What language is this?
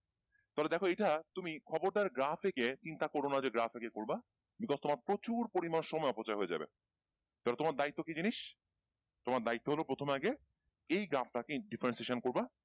Bangla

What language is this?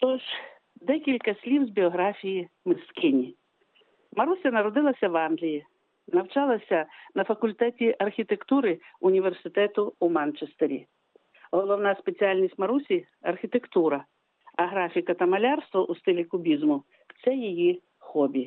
Ukrainian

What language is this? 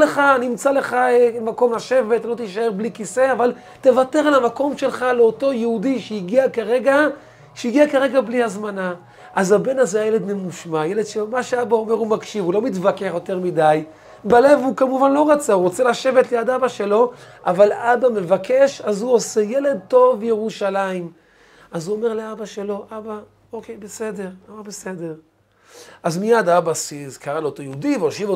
Hebrew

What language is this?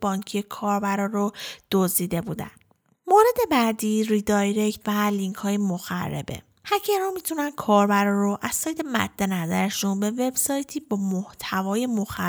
Persian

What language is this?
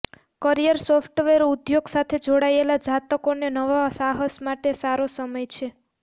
Gujarati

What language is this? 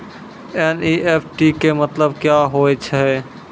Maithili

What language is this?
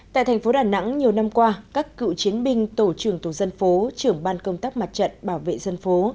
Vietnamese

